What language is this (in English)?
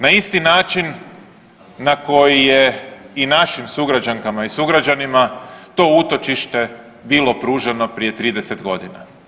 Croatian